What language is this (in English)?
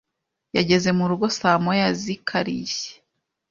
Kinyarwanda